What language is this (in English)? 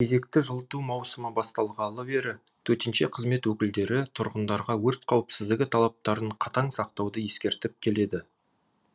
Kazakh